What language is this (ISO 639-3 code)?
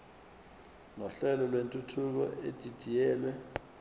zul